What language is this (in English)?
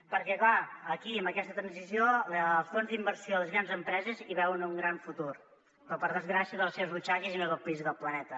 Catalan